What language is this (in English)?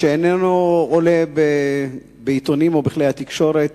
Hebrew